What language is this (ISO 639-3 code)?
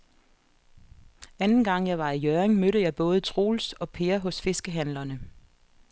dan